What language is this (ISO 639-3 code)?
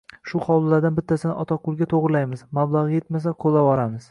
uzb